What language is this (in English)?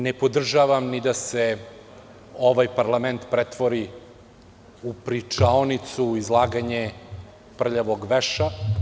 Serbian